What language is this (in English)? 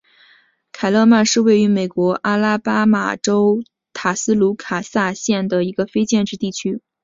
Chinese